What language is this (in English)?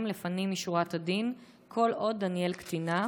Hebrew